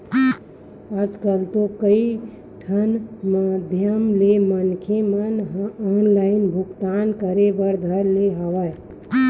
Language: Chhattisgarhi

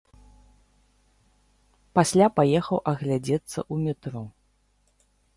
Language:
Belarusian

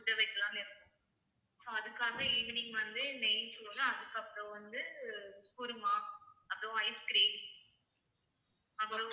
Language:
Tamil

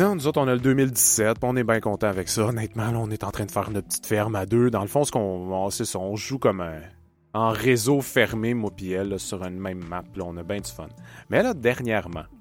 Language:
French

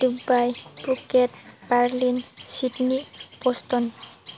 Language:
Bodo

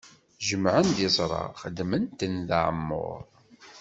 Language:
Kabyle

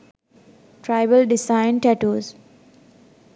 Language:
Sinhala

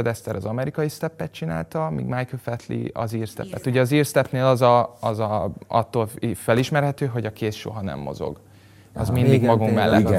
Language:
Hungarian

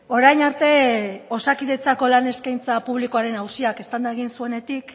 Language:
Basque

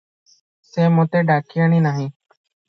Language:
Odia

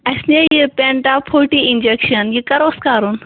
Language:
Kashmiri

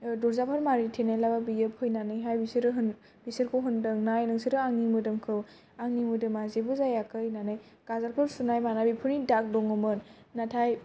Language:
Bodo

